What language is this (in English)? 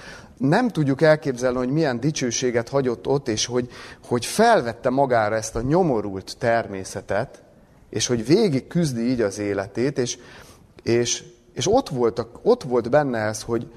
Hungarian